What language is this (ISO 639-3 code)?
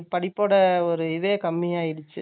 tam